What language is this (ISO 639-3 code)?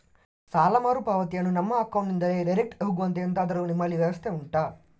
kan